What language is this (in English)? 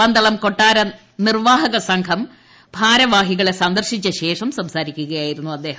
Malayalam